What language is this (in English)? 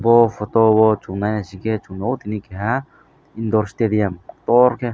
Kok Borok